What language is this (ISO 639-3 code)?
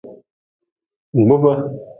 nmz